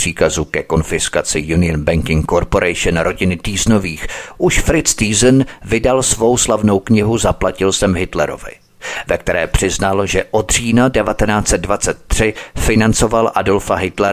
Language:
Czech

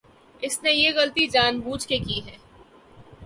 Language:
Urdu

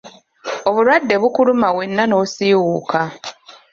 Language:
Ganda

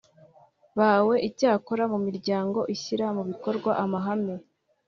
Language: Kinyarwanda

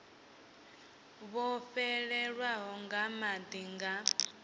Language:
Venda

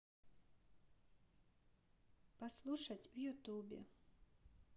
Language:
Russian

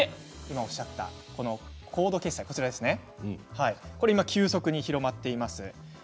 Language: Japanese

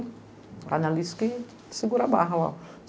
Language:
Portuguese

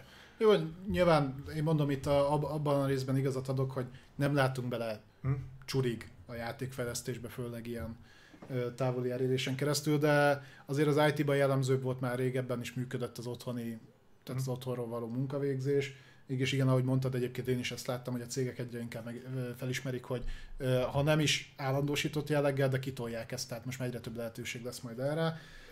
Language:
Hungarian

